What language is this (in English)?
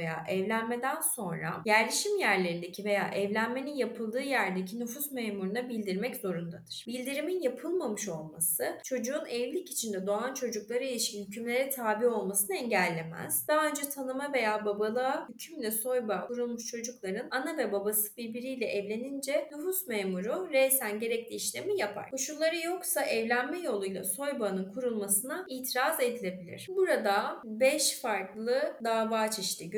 Turkish